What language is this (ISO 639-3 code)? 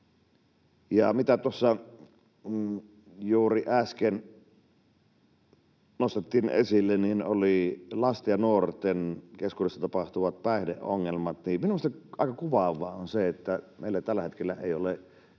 fin